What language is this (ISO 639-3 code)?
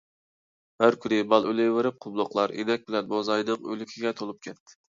uig